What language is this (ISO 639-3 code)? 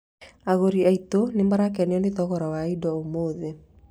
kik